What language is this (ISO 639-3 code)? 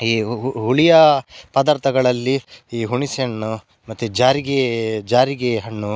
kan